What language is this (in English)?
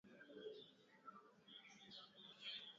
Swahili